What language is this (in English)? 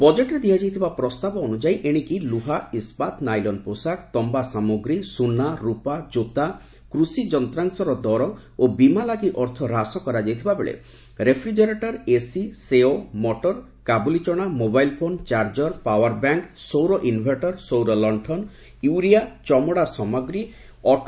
Odia